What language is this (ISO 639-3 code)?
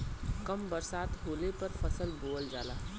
bho